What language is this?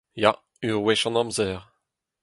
Breton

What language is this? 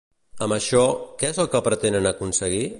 Catalan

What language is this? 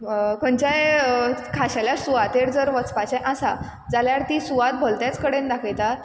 Konkani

